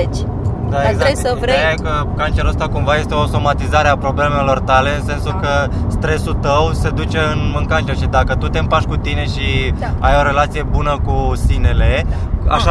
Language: Romanian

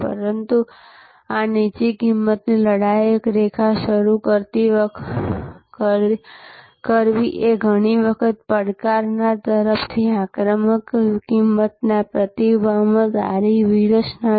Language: Gujarati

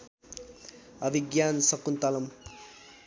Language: Nepali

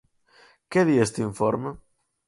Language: Galician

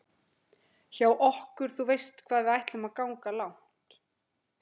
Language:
Icelandic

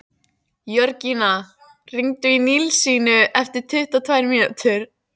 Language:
Icelandic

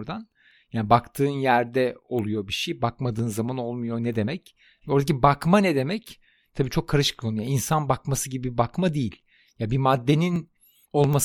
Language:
Turkish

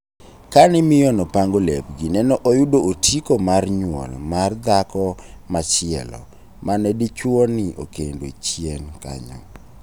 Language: Luo (Kenya and Tanzania)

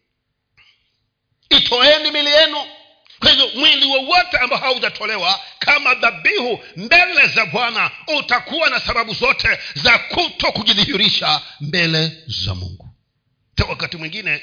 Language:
Swahili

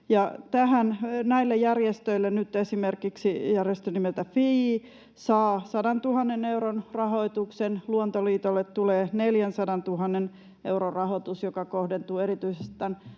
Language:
Finnish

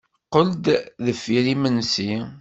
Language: Kabyle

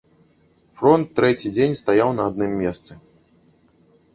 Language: Belarusian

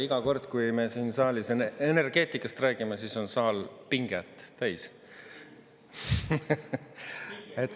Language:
Estonian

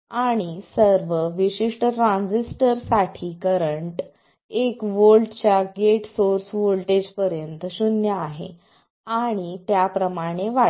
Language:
Marathi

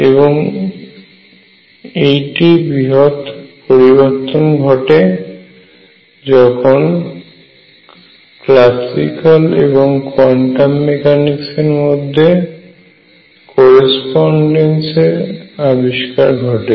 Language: Bangla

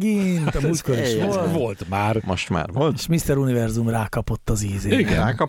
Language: Hungarian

